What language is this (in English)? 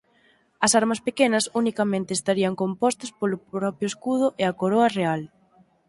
Galician